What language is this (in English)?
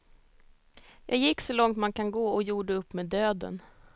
Swedish